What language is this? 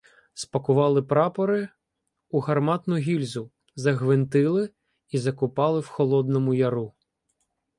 Ukrainian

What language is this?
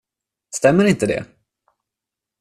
Swedish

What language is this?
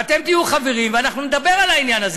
Hebrew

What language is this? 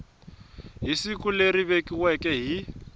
Tsonga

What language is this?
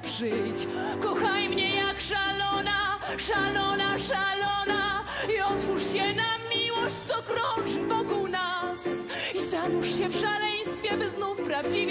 Polish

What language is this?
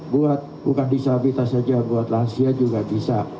Indonesian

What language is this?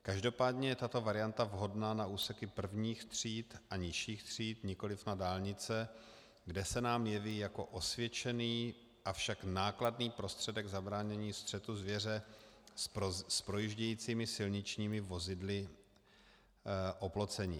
Czech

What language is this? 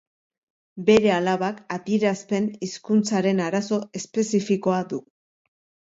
Basque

